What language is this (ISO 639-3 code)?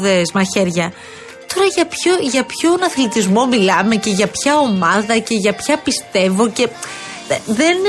ell